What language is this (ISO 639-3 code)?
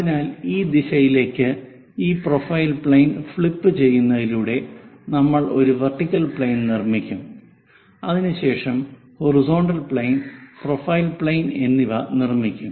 mal